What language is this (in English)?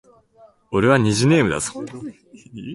Japanese